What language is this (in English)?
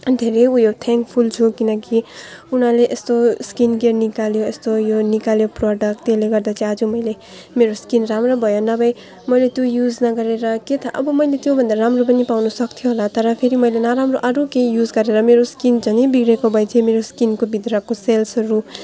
Nepali